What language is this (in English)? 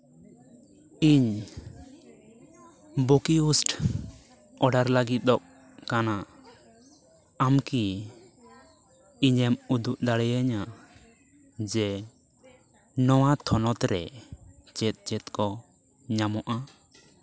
Santali